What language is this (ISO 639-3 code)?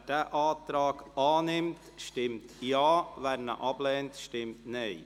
gsw